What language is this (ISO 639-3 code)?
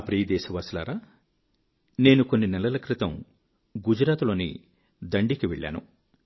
tel